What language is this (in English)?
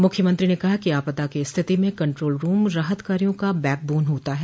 Hindi